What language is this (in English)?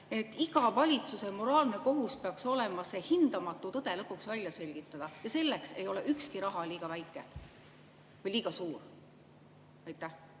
Estonian